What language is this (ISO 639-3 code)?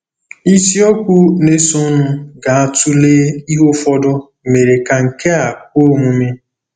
ibo